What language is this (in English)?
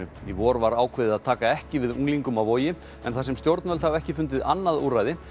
Icelandic